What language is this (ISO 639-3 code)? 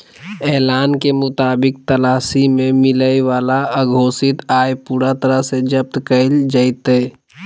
mag